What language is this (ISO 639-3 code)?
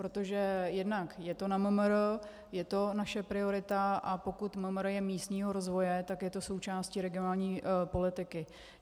ces